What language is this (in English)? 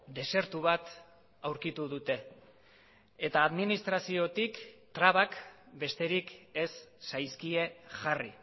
Basque